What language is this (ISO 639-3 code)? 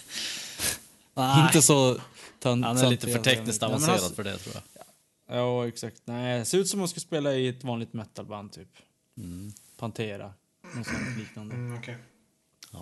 swe